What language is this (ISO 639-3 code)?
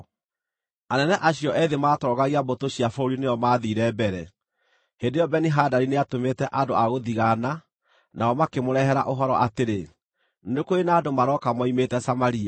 kik